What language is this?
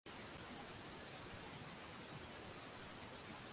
Swahili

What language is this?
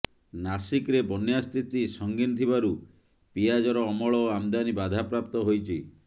Odia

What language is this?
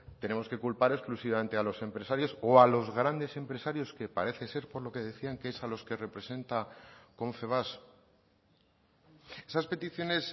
Spanish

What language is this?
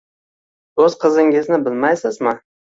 Uzbek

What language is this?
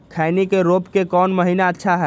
Magahi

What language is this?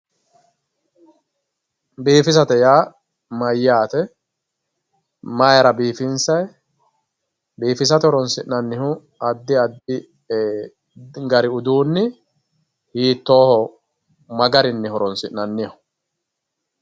Sidamo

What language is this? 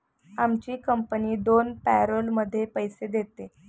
Marathi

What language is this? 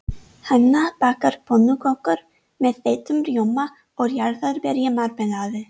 Icelandic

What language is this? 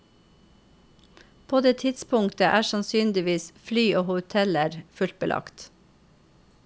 Norwegian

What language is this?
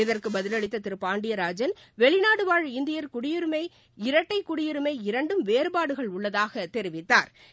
Tamil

